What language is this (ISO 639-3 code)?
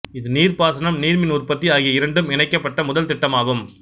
tam